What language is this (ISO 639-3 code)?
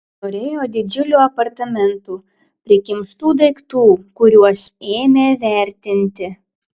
lit